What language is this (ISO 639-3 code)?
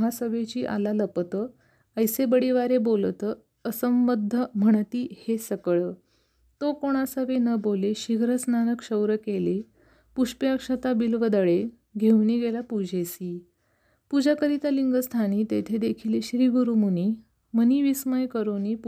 mar